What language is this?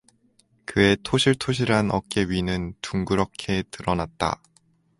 Korean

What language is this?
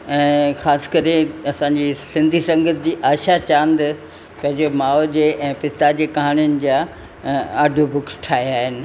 Sindhi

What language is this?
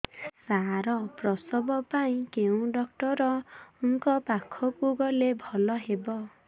Odia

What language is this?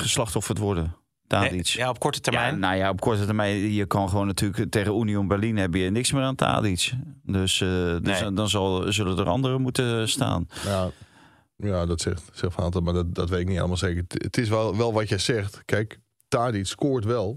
Dutch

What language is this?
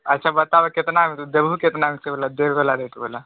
Maithili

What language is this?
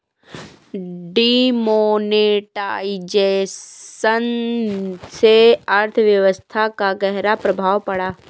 Hindi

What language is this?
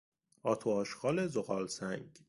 Persian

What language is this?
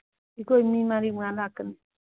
Manipuri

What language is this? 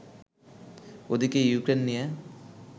Bangla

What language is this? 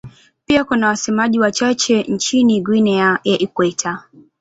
Swahili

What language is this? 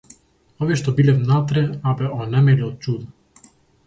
Macedonian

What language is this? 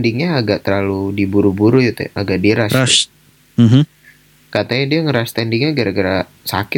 Indonesian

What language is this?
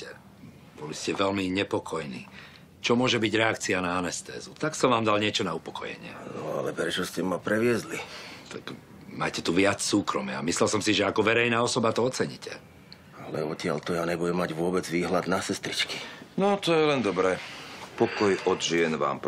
Czech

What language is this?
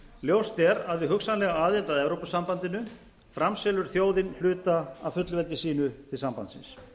Icelandic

